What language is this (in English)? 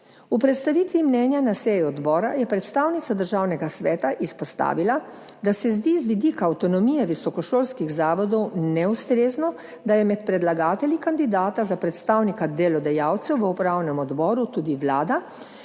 Slovenian